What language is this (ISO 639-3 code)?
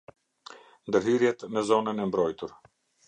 sqi